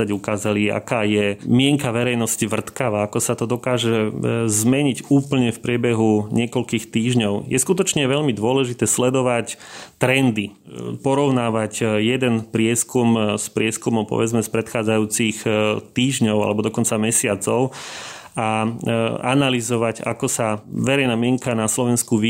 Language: Slovak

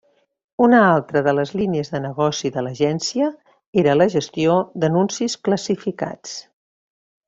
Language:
Catalan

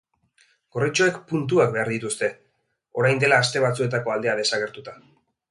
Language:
Basque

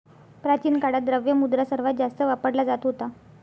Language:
Marathi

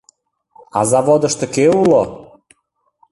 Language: Mari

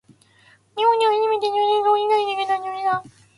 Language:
Japanese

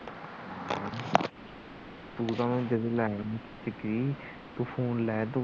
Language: Punjabi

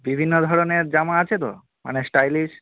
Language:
Bangla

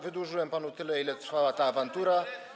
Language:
Polish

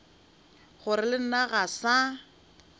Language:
Northern Sotho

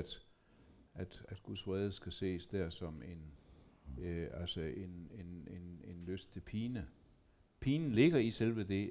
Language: Danish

